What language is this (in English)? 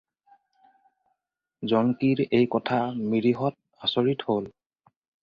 Assamese